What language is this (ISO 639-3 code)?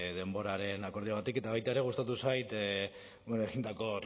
eus